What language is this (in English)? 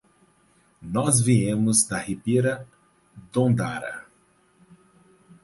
Portuguese